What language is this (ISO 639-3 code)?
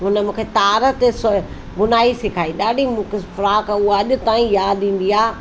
snd